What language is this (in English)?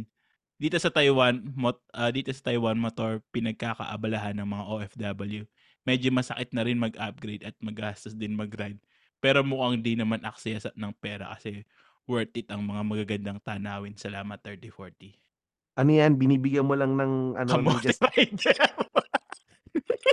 Filipino